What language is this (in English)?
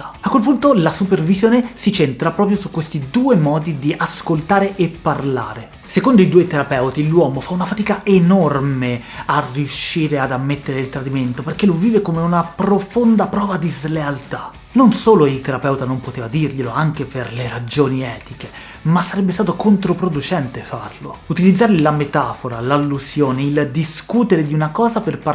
Italian